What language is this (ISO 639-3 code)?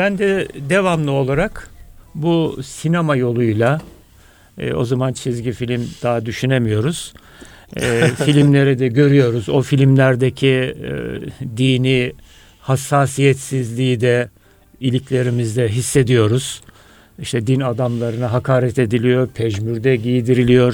tur